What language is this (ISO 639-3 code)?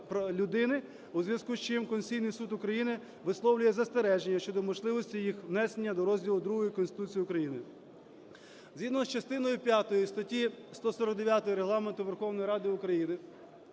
ukr